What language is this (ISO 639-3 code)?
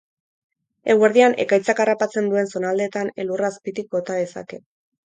eus